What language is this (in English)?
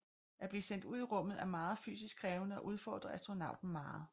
Danish